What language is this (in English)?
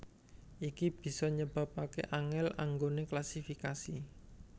Javanese